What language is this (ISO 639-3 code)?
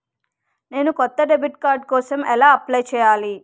tel